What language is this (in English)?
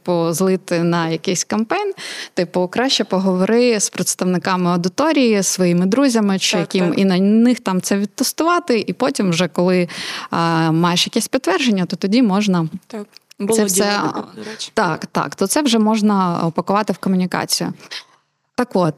Ukrainian